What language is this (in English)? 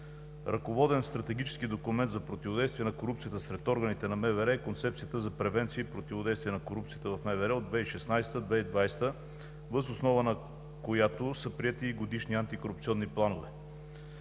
Bulgarian